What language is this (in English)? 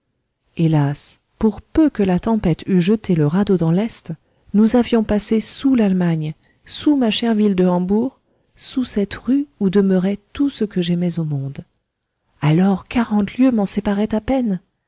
French